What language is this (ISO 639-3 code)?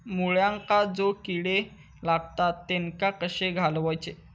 mar